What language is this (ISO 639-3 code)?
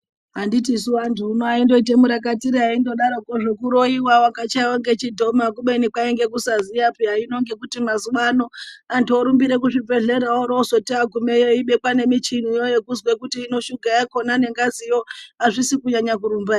ndc